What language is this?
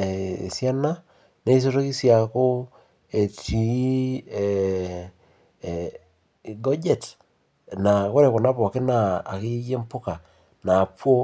Masai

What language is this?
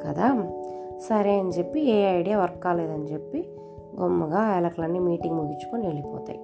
Telugu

